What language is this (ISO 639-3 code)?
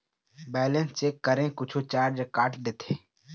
hne